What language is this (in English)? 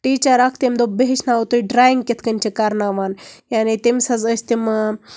Kashmiri